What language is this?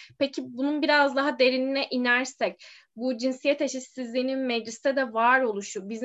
Turkish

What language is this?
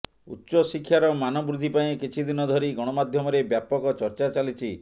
Odia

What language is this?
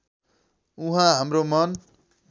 Nepali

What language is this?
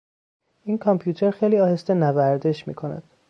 Persian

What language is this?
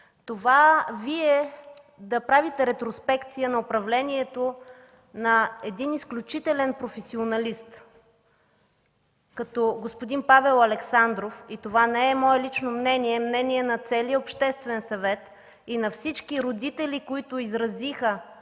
Bulgarian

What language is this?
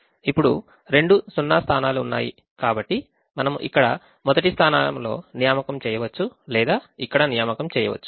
Telugu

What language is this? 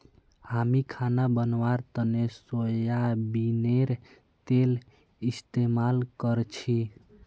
Magahi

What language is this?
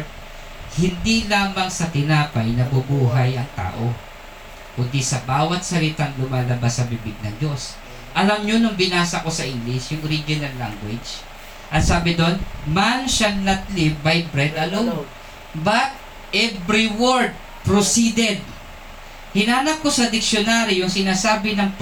Filipino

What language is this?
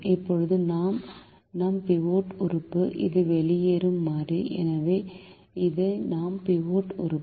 Tamil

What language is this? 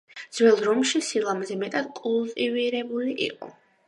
Georgian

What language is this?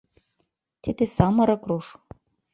Mari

